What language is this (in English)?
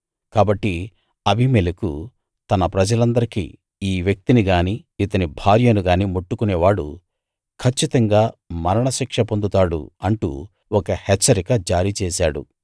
Telugu